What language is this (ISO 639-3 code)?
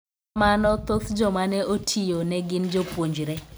luo